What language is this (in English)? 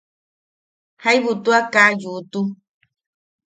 Yaqui